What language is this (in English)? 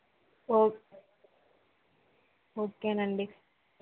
Telugu